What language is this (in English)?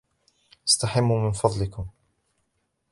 Arabic